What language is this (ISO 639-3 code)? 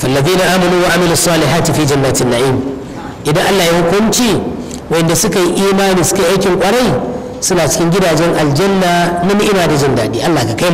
ara